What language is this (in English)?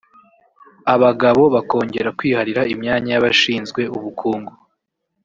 Kinyarwanda